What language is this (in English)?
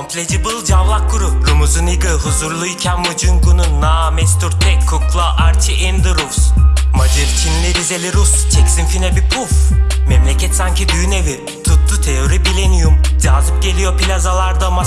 Turkish